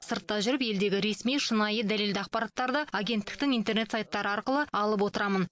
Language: Kazakh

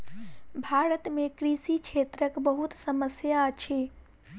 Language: Maithili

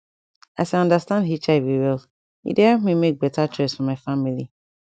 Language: Nigerian Pidgin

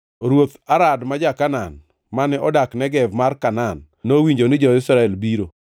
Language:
Luo (Kenya and Tanzania)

